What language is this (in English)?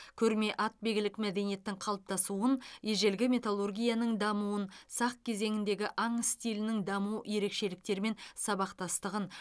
Kazakh